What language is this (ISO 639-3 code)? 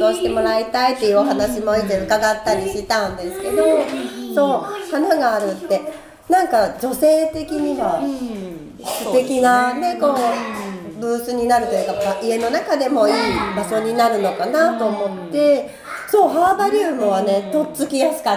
jpn